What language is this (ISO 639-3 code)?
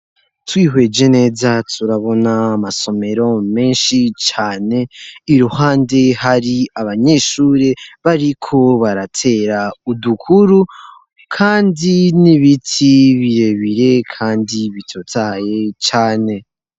run